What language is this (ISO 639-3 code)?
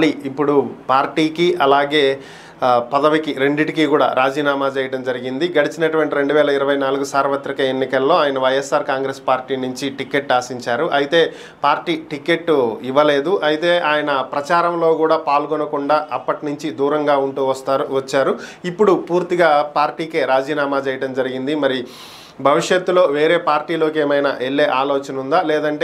tel